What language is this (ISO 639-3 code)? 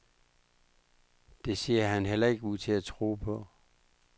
dan